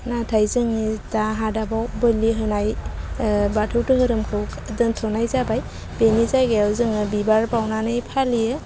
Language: Bodo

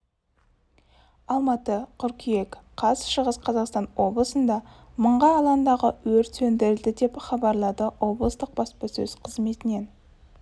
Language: Kazakh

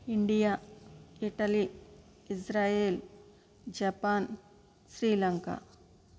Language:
Telugu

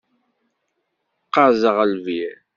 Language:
Kabyle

